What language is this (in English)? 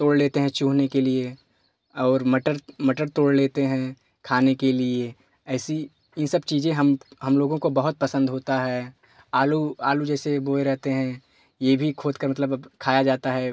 Hindi